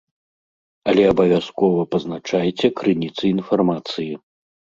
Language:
Belarusian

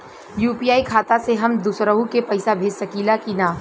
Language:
Bhojpuri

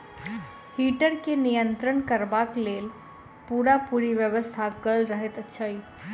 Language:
Maithili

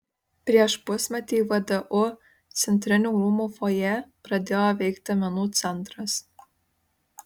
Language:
Lithuanian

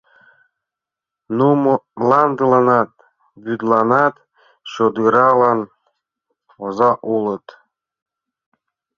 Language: Mari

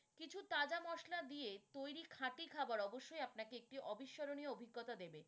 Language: Bangla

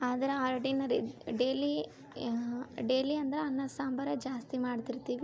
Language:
Kannada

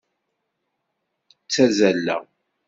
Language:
Kabyle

